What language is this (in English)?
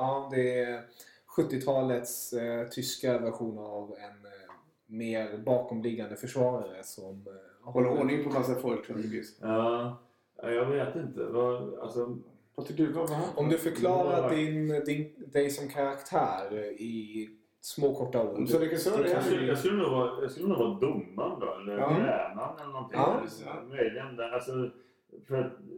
Swedish